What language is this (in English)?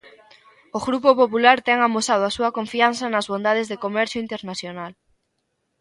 Galician